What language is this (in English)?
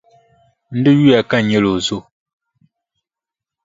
Dagbani